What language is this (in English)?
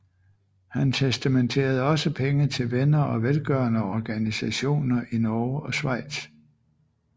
Danish